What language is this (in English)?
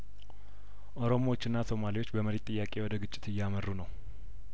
Amharic